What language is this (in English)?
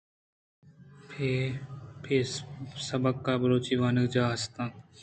Eastern Balochi